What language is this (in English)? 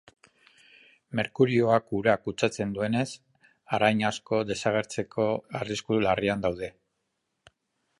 Basque